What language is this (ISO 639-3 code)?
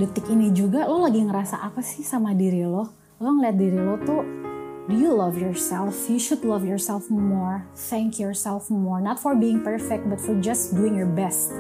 ind